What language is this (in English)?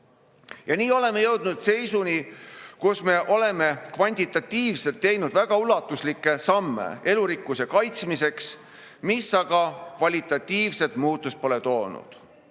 Estonian